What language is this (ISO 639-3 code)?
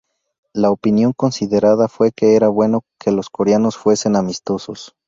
spa